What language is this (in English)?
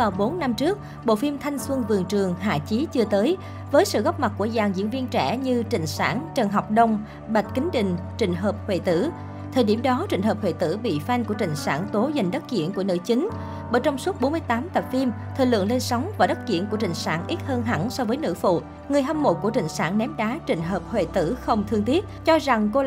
Vietnamese